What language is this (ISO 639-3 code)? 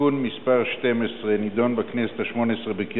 heb